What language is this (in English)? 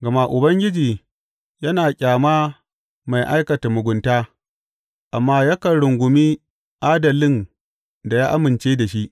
Hausa